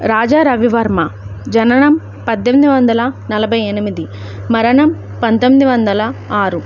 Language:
Telugu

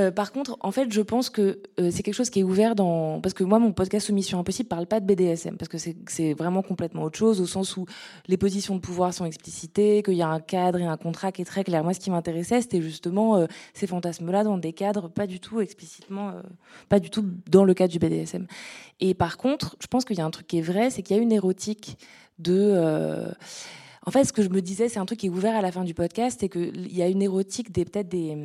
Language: French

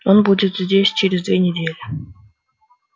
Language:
Russian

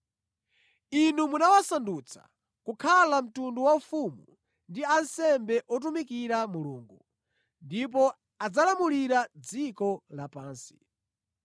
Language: Nyanja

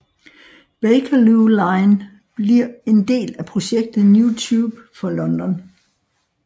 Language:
Danish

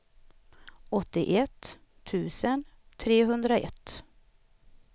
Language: Swedish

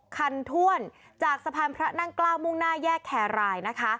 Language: Thai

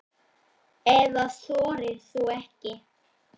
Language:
Icelandic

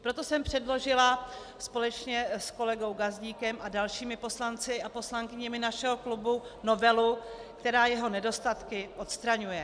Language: Czech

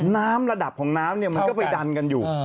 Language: Thai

